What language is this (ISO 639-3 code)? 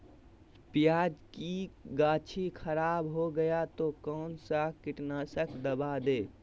mag